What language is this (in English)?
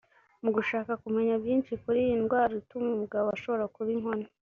Kinyarwanda